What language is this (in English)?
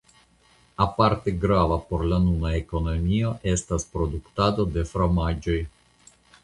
Esperanto